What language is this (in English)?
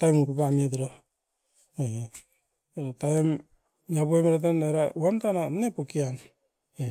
Askopan